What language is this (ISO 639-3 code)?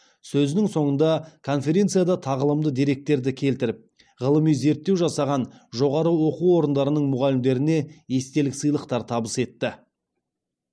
kaz